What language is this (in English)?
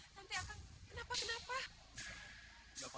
Indonesian